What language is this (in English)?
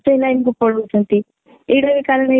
Odia